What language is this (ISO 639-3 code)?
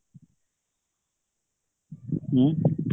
ori